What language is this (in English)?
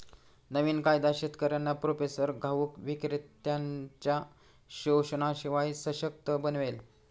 Marathi